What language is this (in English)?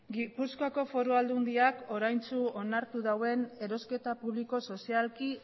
Basque